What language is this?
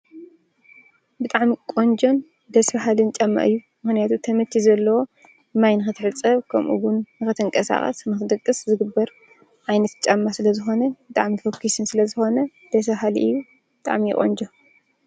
Tigrinya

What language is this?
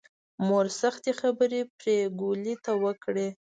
Pashto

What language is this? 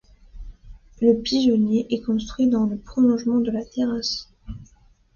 French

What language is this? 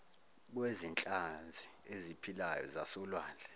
Zulu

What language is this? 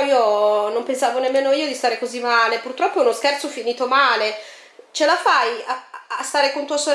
Italian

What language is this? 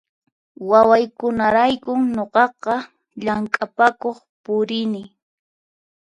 Puno Quechua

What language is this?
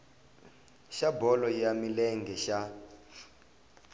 Tsonga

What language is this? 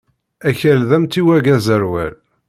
Kabyle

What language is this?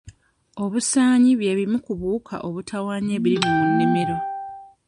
Ganda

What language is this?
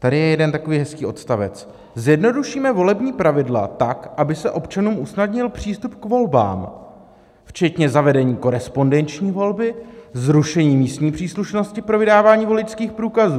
Czech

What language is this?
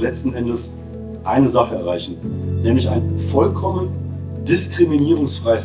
German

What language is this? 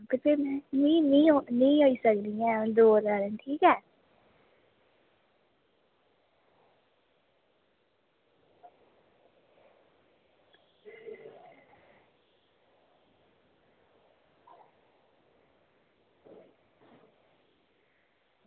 Dogri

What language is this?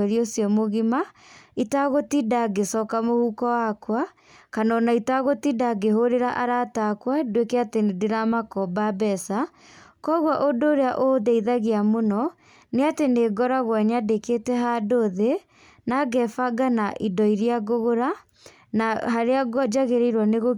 Kikuyu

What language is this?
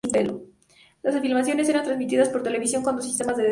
Spanish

